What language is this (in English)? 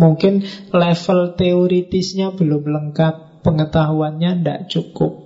Indonesian